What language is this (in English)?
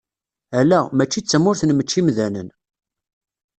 Kabyle